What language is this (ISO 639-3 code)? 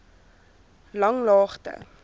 afr